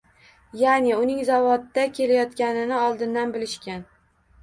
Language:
Uzbek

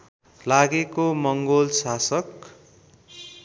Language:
Nepali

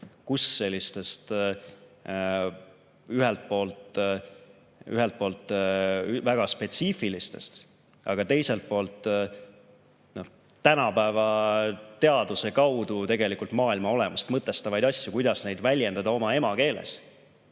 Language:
Estonian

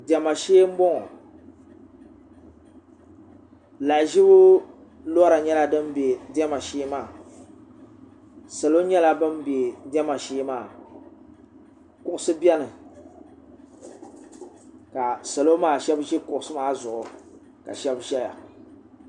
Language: Dagbani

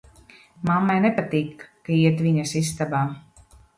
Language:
Latvian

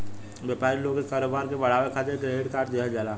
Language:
Bhojpuri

